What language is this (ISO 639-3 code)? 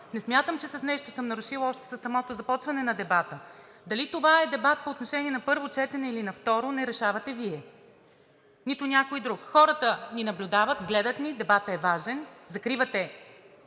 bul